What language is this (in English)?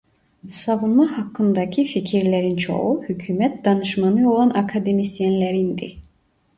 Turkish